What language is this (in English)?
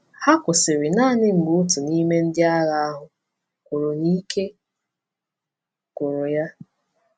Igbo